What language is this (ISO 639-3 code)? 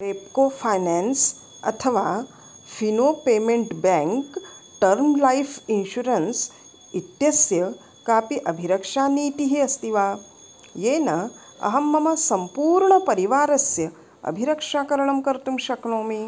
san